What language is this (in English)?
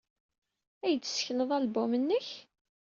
Kabyle